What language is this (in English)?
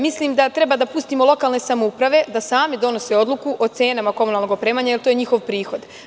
Serbian